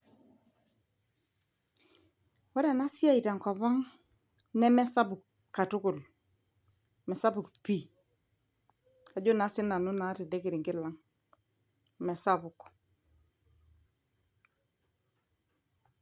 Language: Masai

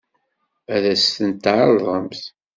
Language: Kabyle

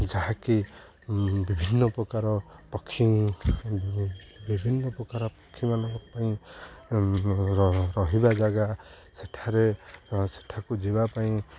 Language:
Odia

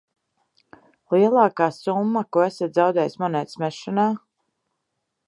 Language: Latvian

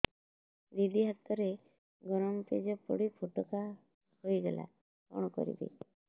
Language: Odia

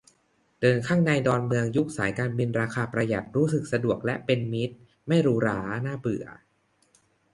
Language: Thai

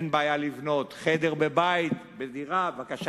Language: Hebrew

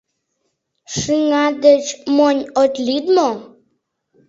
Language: Mari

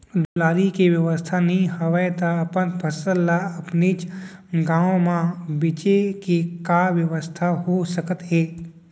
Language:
Chhattisgarhi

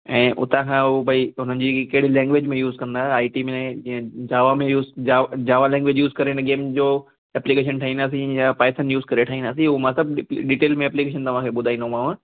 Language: Sindhi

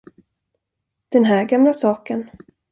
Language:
Swedish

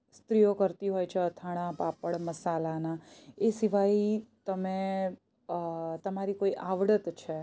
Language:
Gujarati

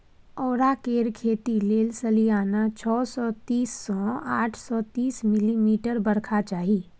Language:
Maithili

